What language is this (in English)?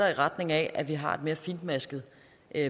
Danish